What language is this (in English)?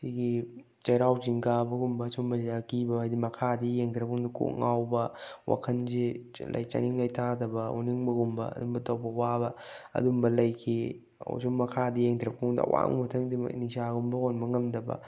Manipuri